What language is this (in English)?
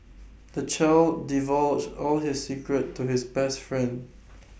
English